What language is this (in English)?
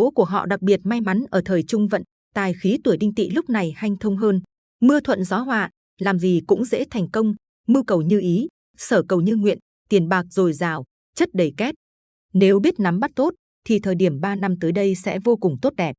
Vietnamese